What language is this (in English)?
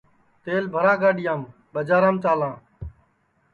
Sansi